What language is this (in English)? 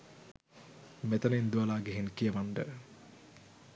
Sinhala